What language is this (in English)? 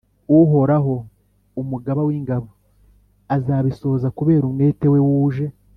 Kinyarwanda